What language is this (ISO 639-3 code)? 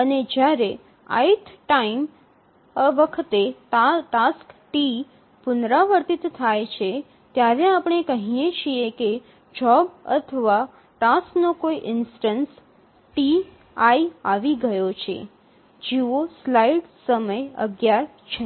guj